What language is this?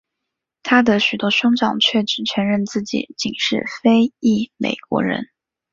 Chinese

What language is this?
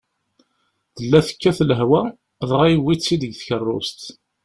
Kabyle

